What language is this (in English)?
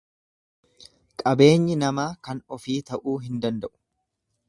Oromo